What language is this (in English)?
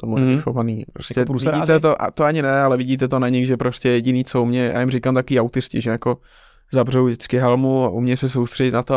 Czech